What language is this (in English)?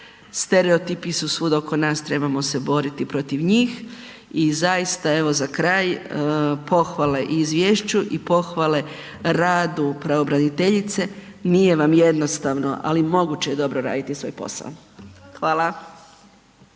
Croatian